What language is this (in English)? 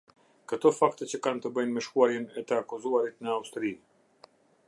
Albanian